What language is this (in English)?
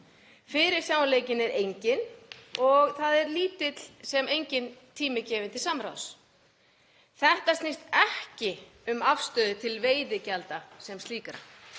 Icelandic